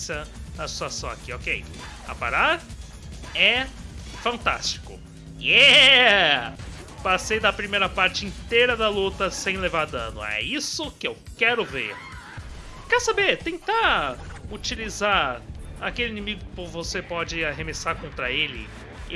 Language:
Portuguese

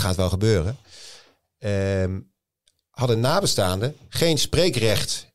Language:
Dutch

